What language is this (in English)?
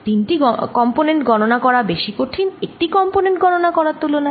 Bangla